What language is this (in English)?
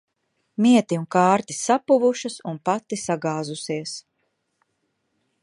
Latvian